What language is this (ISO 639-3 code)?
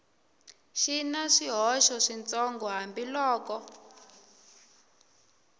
tso